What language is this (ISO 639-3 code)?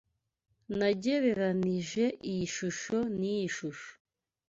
kin